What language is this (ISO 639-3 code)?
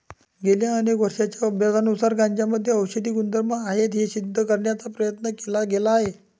mar